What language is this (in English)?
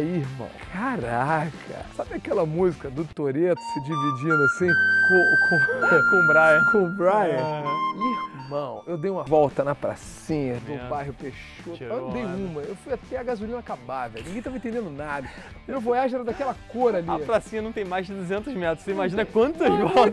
Portuguese